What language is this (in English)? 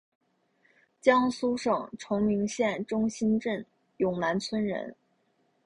Chinese